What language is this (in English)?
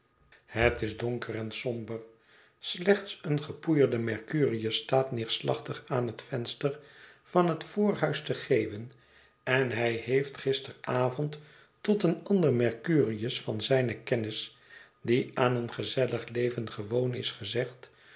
Dutch